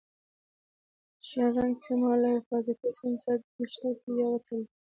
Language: Pashto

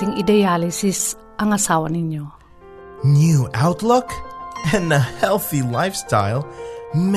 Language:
Filipino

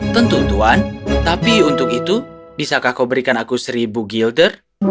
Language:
Indonesian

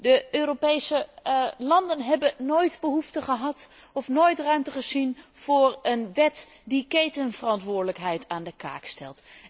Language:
Dutch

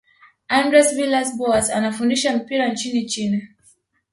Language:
Swahili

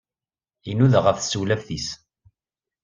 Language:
Kabyle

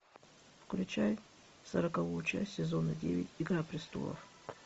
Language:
Russian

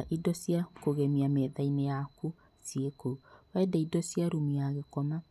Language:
Kikuyu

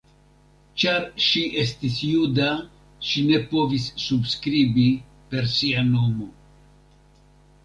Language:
Esperanto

